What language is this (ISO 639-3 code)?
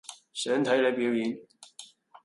yue